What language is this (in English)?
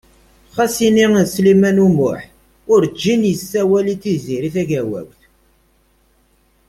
Kabyle